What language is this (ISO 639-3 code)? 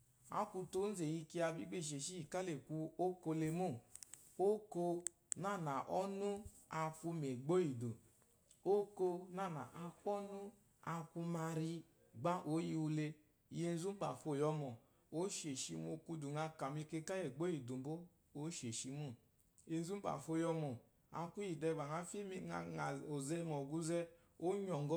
afo